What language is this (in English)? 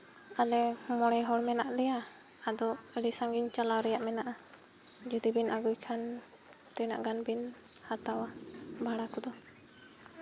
Santali